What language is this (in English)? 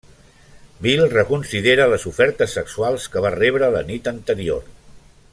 Catalan